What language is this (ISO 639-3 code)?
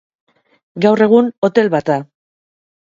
eus